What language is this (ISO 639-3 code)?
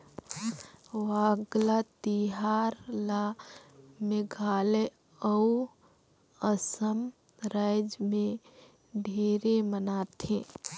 hne